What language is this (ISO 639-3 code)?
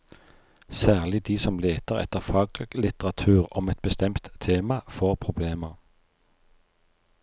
nor